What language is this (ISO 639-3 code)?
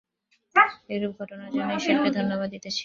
ben